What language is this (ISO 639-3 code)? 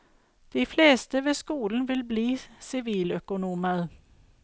nor